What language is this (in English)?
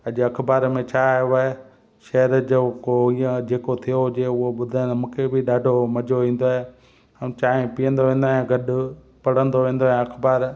Sindhi